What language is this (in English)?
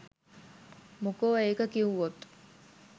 Sinhala